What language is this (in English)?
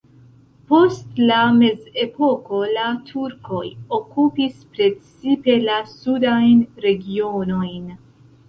Esperanto